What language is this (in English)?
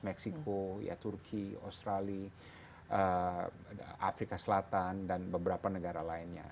Indonesian